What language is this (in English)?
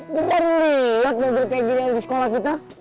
Indonesian